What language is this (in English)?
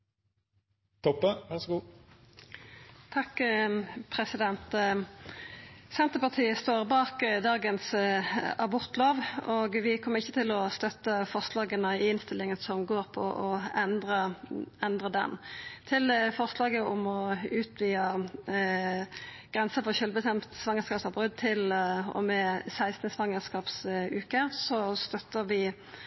Norwegian Nynorsk